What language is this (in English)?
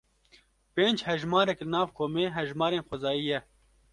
Kurdish